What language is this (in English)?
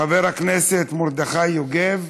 Hebrew